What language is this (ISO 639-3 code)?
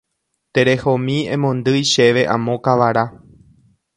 grn